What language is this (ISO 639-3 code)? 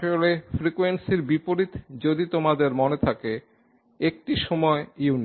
ben